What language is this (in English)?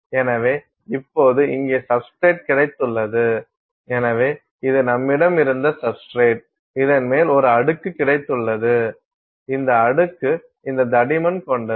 Tamil